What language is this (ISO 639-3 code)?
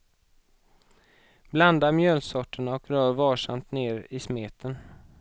swe